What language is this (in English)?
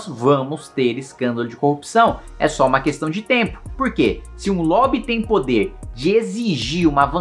Portuguese